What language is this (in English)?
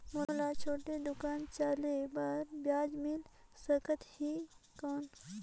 Chhattisgarhi